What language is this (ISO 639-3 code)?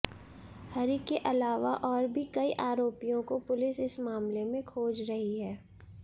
hin